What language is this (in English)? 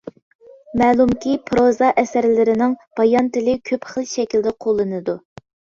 Uyghur